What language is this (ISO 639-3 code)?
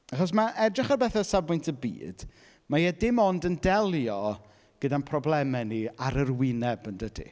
cym